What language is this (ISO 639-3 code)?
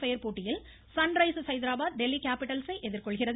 tam